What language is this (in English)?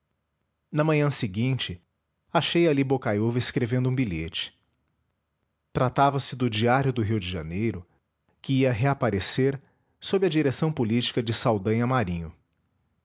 Portuguese